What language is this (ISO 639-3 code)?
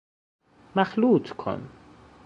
fas